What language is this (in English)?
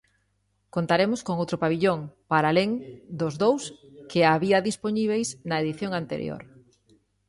Galician